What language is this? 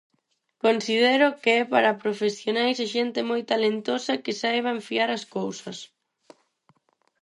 Galician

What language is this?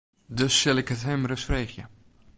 Western Frisian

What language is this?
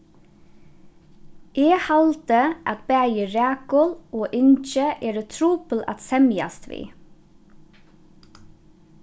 Faroese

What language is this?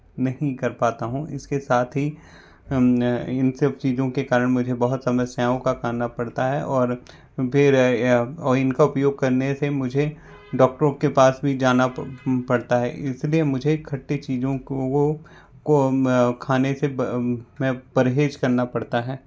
Hindi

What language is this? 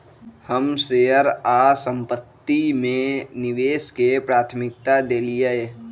Magahi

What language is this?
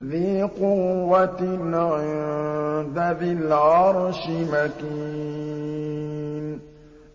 Arabic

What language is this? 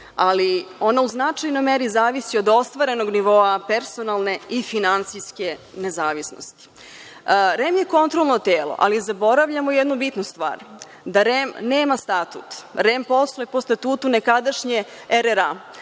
Serbian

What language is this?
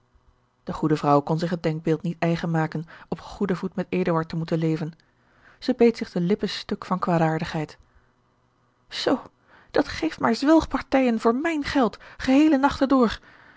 Dutch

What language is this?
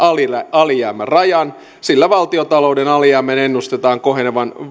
Finnish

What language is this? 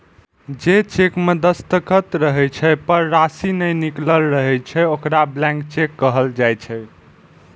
Maithili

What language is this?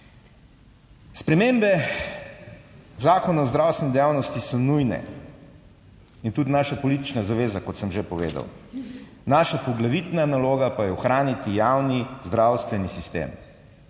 Slovenian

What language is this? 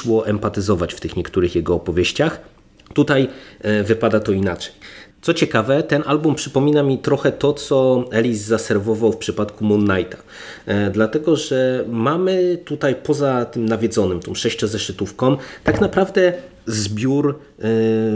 Polish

